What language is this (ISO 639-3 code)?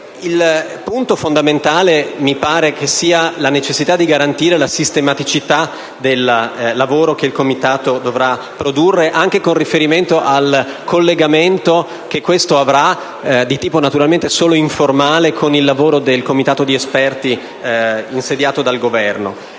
ita